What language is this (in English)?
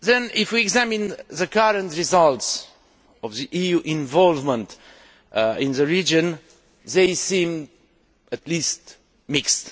English